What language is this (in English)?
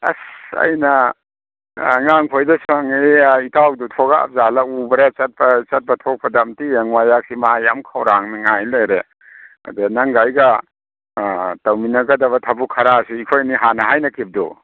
Manipuri